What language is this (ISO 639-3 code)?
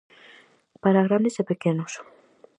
glg